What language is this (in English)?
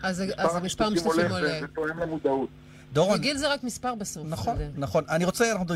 Hebrew